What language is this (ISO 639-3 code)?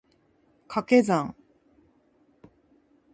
jpn